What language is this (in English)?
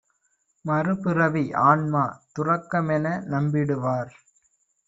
Tamil